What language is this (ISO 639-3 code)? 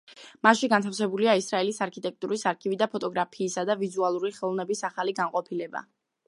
kat